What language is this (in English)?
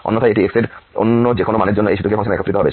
Bangla